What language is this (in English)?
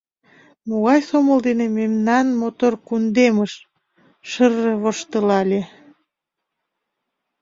Mari